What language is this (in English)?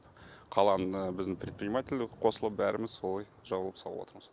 Kazakh